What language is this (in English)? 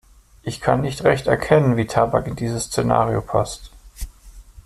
German